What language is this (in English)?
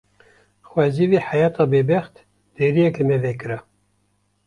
Kurdish